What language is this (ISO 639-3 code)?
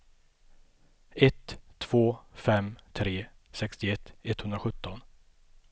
swe